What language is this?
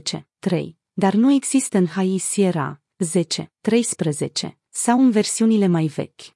Romanian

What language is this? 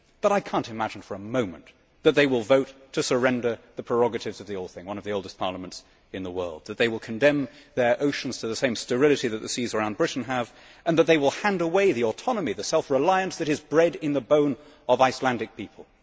English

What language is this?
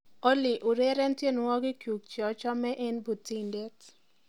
Kalenjin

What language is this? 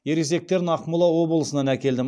Kazakh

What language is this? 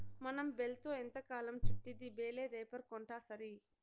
Telugu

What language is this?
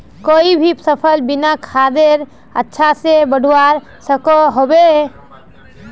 Magahi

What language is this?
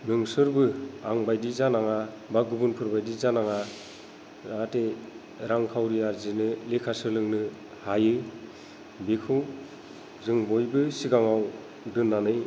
Bodo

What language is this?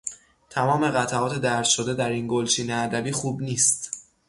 Persian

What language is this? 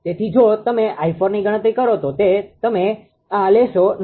Gujarati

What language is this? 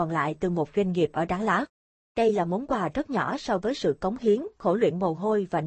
Vietnamese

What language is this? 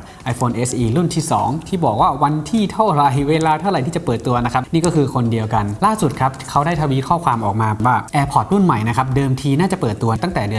Thai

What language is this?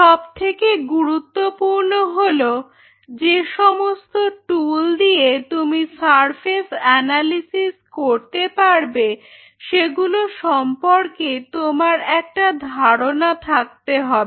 Bangla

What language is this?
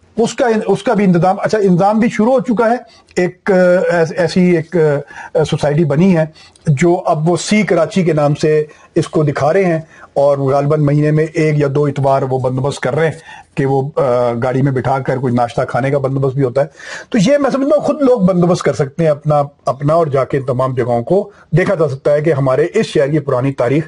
Urdu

